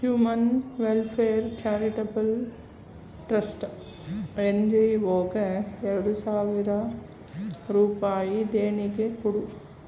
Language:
Kannada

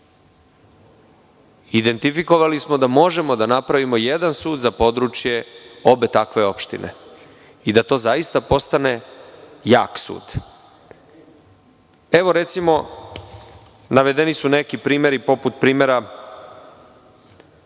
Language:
Serbian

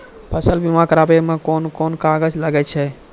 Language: Maithili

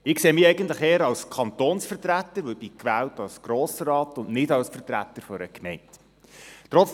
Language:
Swiss German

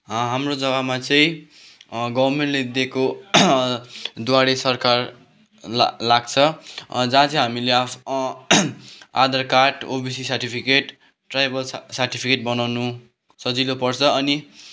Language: Nepali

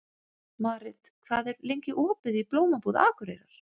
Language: Icelandic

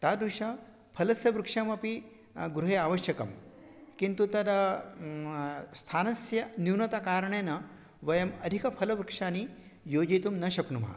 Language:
Sanskrit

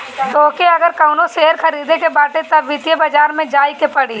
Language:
Bhojpuri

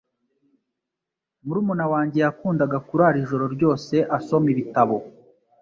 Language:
Kinyarwanda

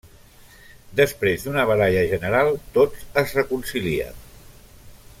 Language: Catalan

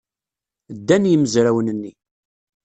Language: Kabyle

